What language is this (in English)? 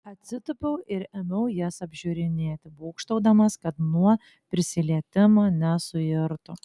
Lithuanian